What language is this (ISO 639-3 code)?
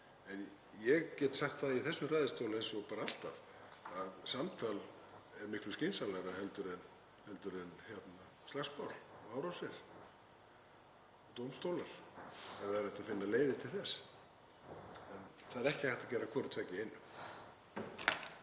isl